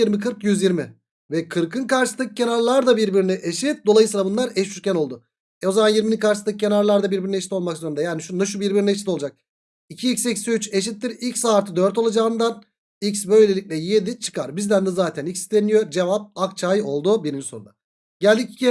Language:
Turkish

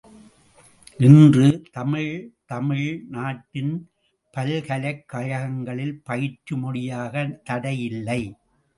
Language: Tamil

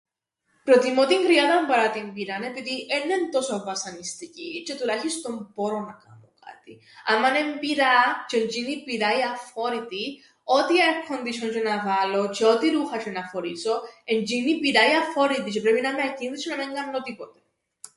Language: Greek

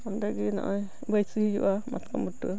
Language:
Santali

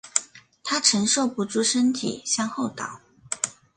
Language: Chinese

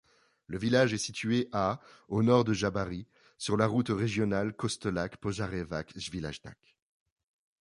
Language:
French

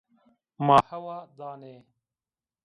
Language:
Zaza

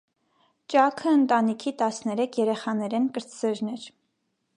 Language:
Armenian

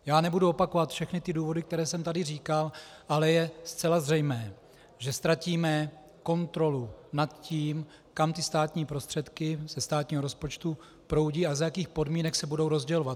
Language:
Czech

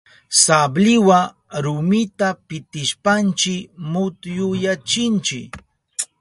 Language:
Southern Pastaza Quechua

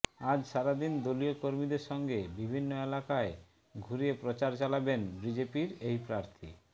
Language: Bangla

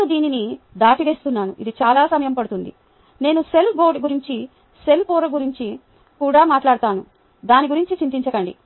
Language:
Telugu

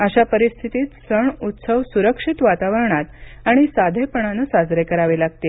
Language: Marathi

